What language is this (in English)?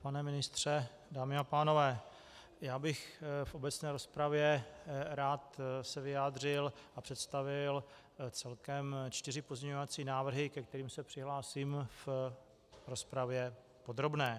Czech